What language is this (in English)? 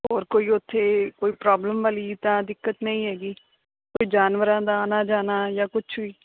Punjabi